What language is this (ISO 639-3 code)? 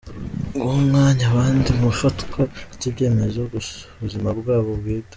kin